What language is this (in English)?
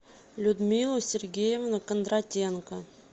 Russian